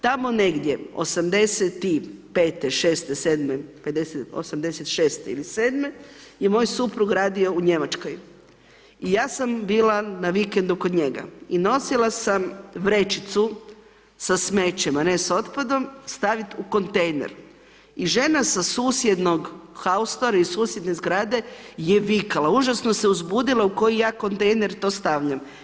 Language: Croatian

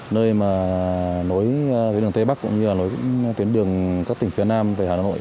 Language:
Vietnamese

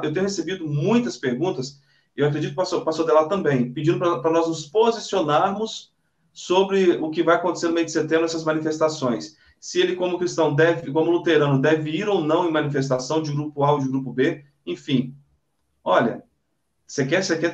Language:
Portuguese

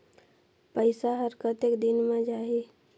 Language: Chhattisgarhi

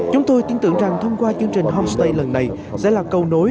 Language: Vietnamese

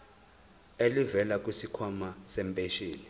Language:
Zulu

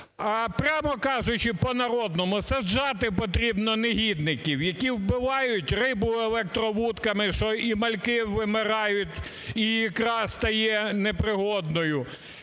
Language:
Ukrainian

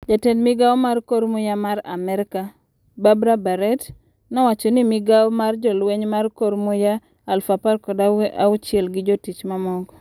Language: Luo (Kenya and Tanzania)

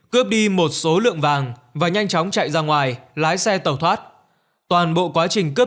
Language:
Vietnamese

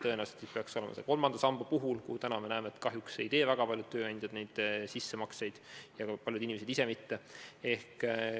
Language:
Estonian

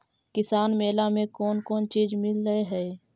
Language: Magahi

